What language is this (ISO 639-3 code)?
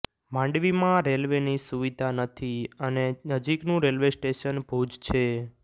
guj